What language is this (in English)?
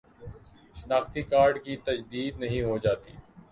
Urdu